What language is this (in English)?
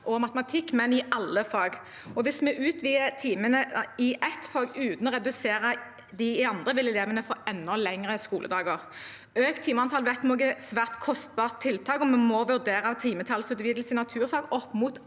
Norwegian